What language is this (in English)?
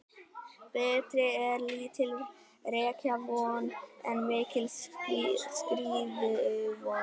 Icelandic